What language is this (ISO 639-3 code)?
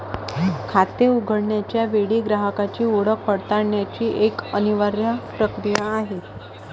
mar